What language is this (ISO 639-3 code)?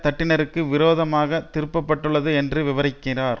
tam